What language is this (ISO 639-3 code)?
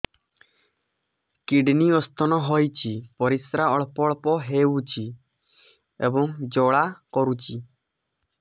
ori